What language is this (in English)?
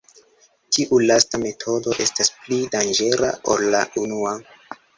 Esperanto